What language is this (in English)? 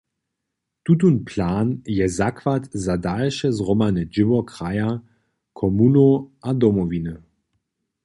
Upper Sorbian